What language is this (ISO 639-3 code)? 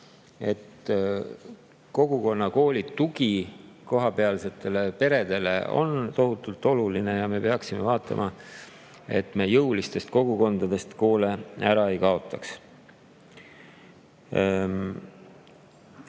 est